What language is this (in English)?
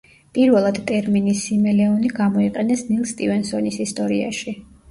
Georgian